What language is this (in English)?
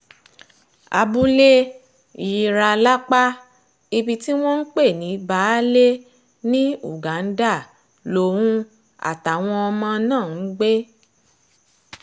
Yoruba